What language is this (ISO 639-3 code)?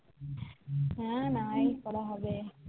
ben